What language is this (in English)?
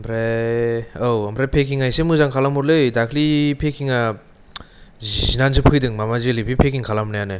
Bodo